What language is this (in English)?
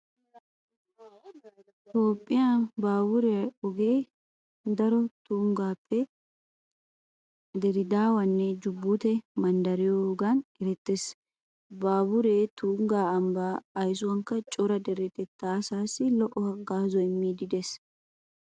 Wolaytta